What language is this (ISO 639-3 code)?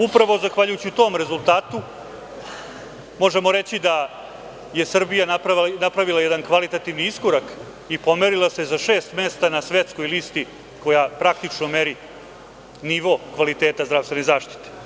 srp